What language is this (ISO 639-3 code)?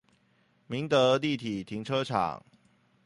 zho